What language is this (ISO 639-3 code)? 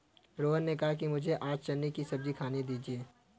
hin